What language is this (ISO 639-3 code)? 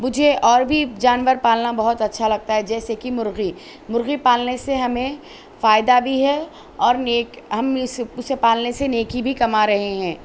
urd